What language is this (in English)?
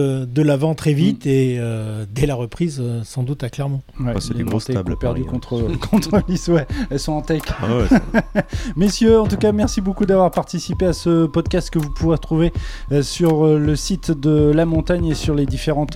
French